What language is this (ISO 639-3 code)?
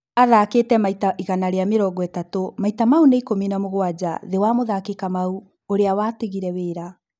kik